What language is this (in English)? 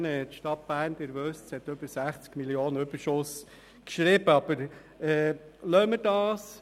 Swiss German